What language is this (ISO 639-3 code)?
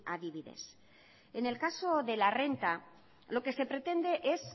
spa